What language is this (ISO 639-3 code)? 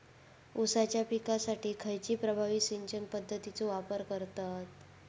mar